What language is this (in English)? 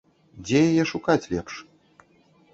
Belarusian